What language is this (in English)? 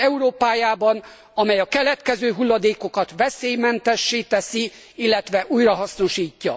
Hungarian